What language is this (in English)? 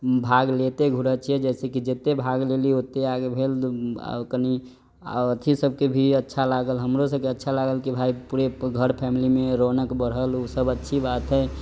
Maithili